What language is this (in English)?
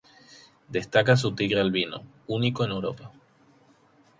Spanish